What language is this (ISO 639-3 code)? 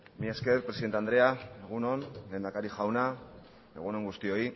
eus